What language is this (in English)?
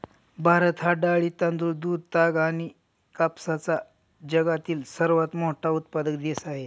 Marathi